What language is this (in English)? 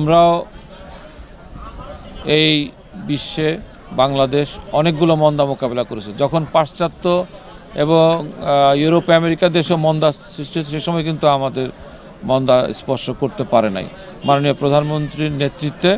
Turkish